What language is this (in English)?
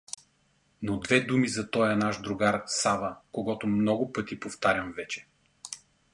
Bulgarian